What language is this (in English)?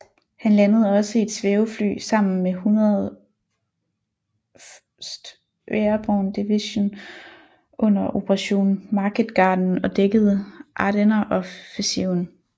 Danish